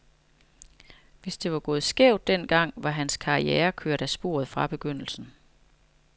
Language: Danish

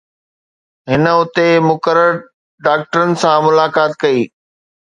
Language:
Sindhi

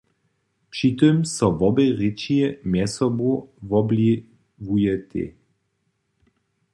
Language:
Upper Sorbian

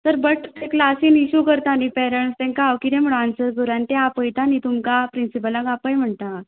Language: Konkani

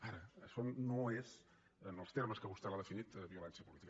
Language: Catalan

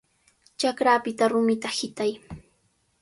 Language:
Cajatambo North Lima Quechua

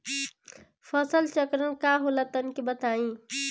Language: Bhojpuri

